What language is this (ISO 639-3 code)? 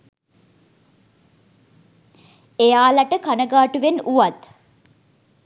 sin